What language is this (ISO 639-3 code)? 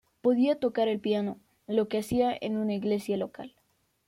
spa